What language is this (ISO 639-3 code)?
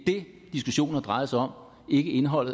dan